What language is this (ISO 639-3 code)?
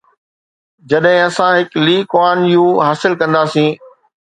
snd